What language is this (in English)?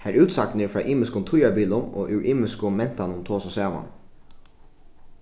Faroese